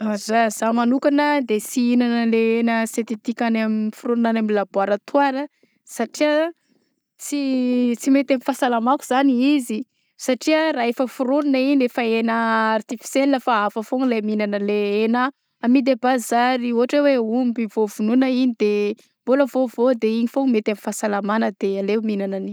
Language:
Southern Betsimisaraka Malagasy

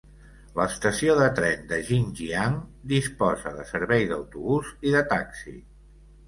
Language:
Catalan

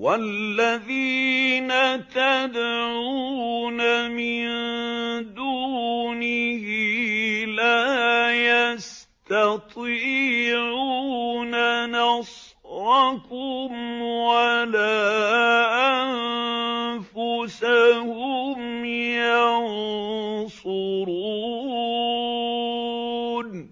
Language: Arabic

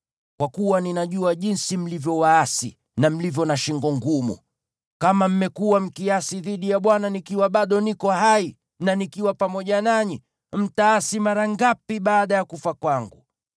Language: Swahili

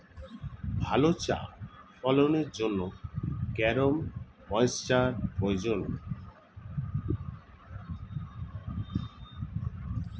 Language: Bangla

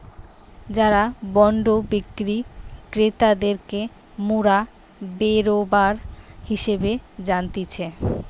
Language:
Bangla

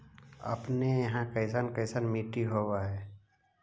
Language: Magahi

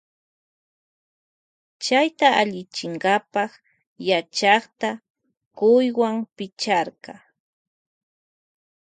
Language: Loja Highland Quichua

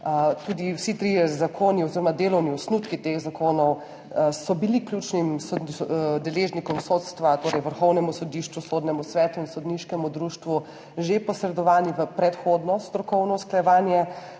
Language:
Slovenian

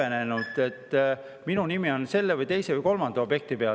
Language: Estonian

